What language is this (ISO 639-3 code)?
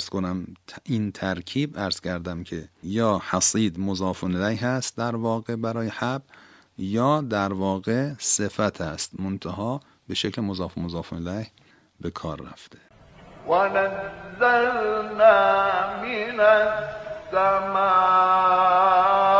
fas